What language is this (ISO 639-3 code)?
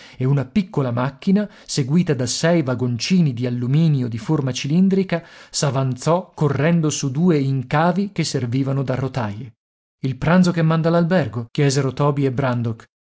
ita